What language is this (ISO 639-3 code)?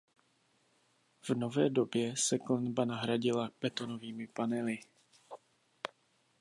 ces